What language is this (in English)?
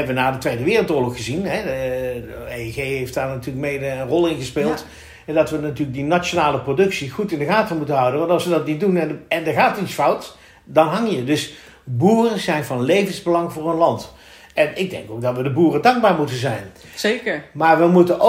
Dutch